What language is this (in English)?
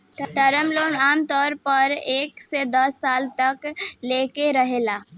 Bhojpuri